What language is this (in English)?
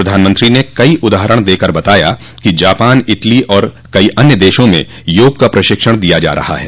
Hindi